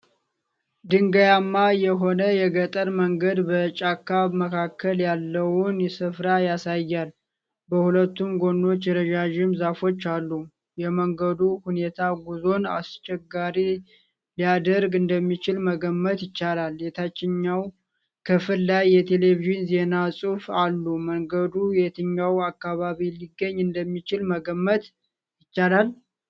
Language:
Amharic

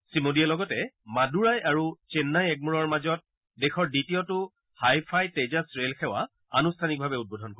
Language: Assamese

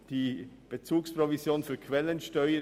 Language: Swiss German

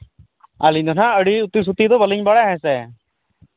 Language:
Santali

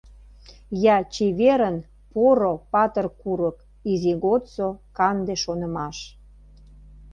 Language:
Mari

